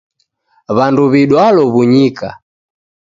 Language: Taita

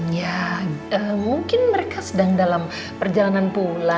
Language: Indonesian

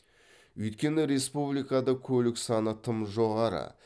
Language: Kazakh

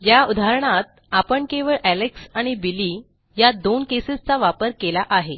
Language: Marathi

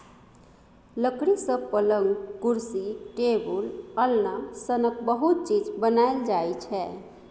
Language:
Maithili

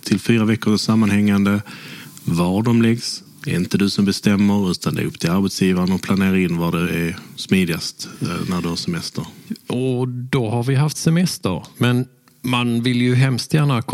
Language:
Swedish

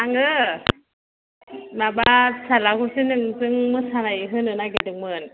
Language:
Bodo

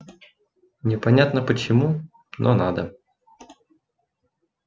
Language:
Russian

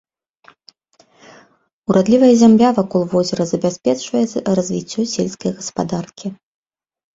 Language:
Belarusian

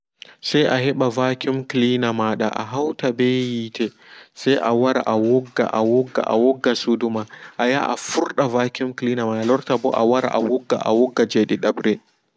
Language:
Fula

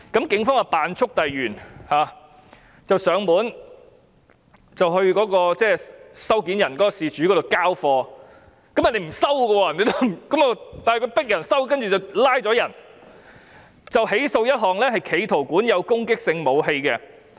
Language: Cantonese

